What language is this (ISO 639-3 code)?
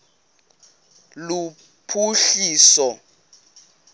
xho